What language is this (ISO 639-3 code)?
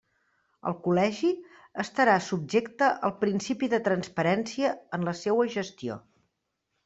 cat